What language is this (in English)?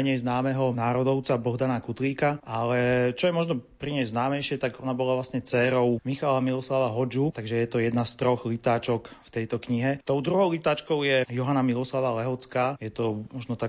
Slovak